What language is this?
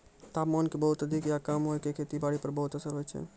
Maithili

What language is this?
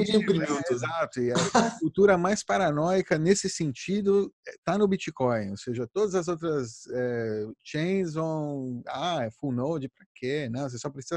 Portuguese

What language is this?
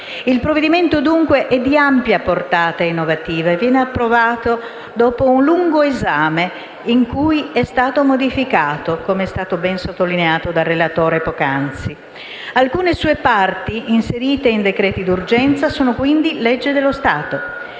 Italian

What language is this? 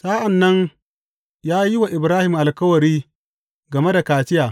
Hausa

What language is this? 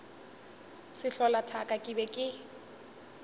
Northern Sotho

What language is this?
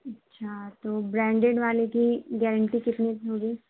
Urdu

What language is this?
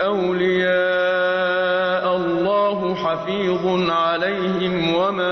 Arabic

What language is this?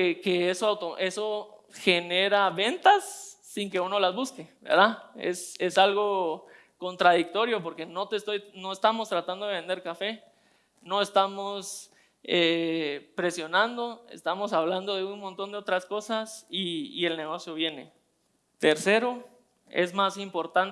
Spanish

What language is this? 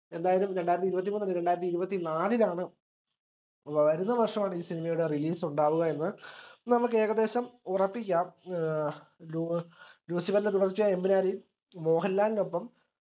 Malayalam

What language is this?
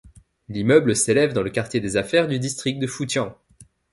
French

